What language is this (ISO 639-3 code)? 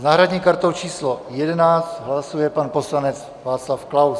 ces